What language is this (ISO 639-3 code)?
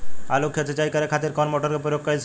bho